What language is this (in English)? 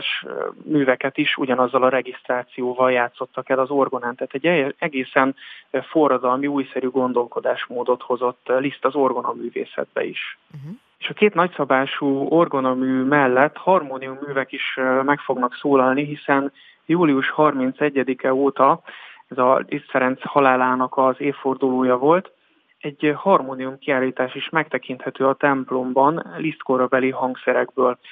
Hungarian